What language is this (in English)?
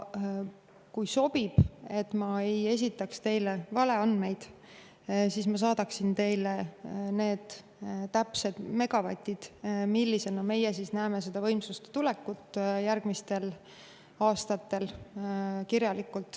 Estonian